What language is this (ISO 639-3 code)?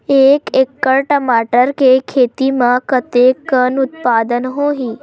hne